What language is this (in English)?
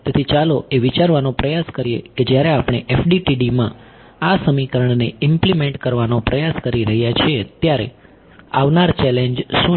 Gujarati